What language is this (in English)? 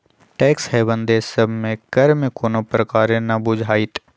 Magahi